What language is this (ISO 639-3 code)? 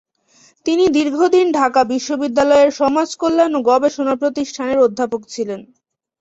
ben